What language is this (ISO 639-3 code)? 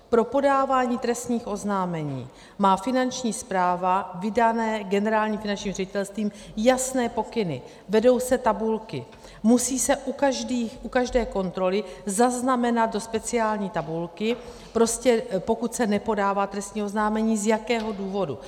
ces